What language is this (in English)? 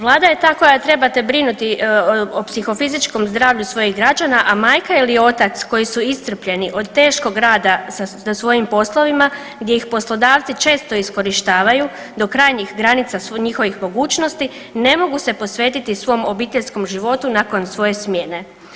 Croatian